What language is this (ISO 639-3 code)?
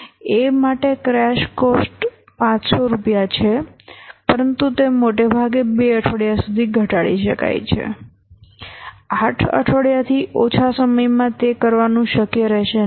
guj